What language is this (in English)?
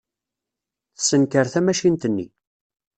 Kabyle